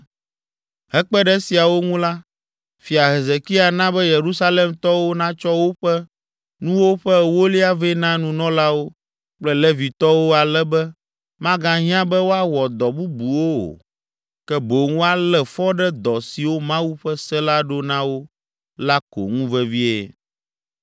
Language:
Ewe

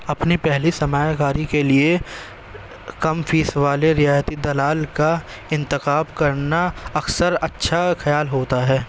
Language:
Urdu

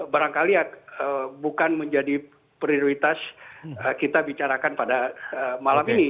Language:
Indonesian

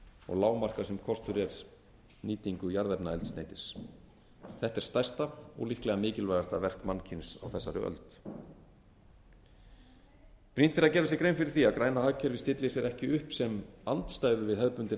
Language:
Icelandic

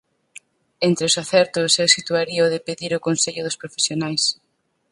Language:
Galician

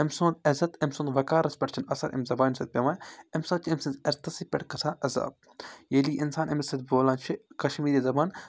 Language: Kashmiri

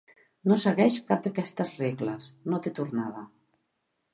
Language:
Catalan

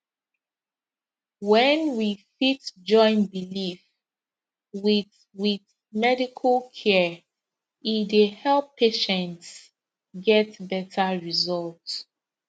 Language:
Nigerian Pidgin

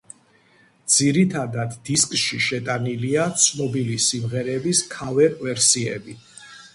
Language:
Georgian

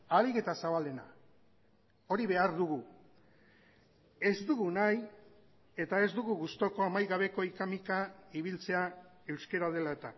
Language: Basque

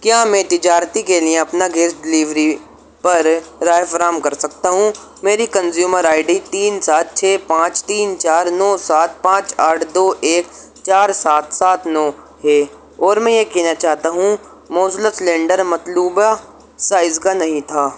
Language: Urdu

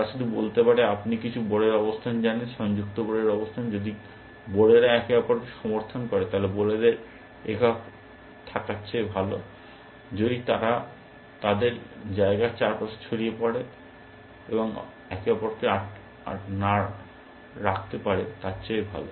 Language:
Bangla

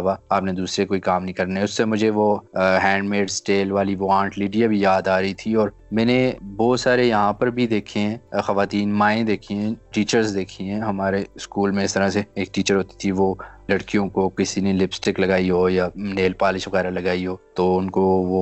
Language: Urdu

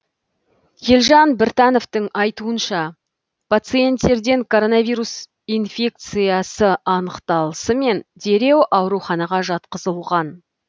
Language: Kazakh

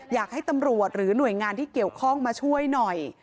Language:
Thai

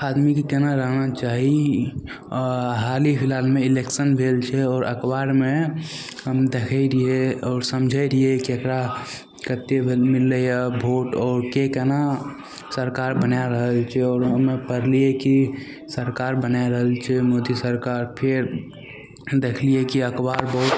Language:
Maithili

